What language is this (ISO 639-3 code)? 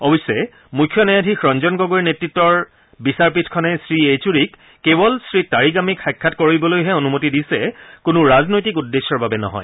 asm